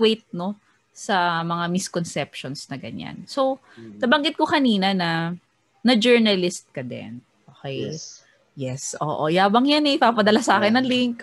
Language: Filipino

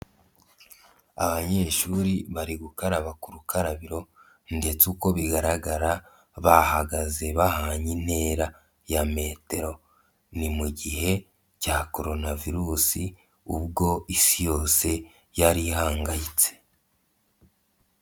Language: Kinyarwanda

